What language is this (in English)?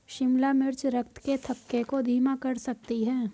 Hindi